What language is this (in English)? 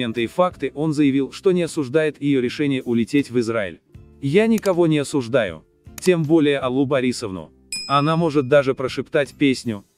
Russian